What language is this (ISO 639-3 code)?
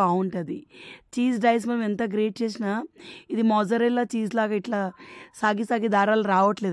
tel